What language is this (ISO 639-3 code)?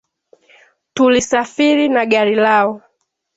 swa